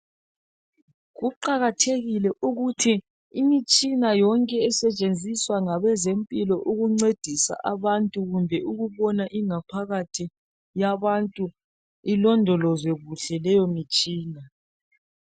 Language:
North Ndebele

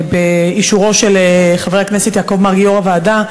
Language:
Hebrew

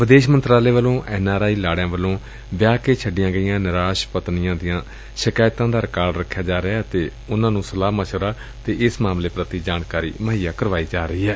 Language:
Punjabi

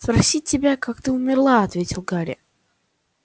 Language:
Russian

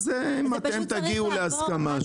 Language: Hebrew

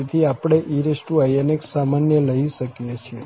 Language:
Gujarati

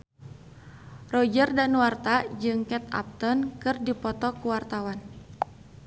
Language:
Sundanese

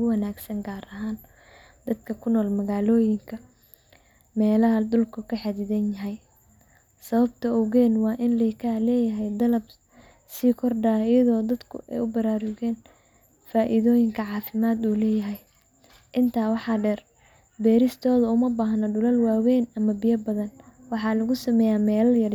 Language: Somali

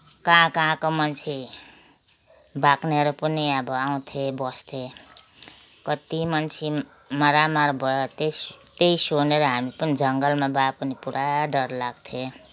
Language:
Nepali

